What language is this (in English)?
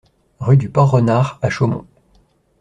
French